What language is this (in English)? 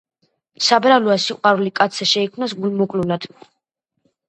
Georgian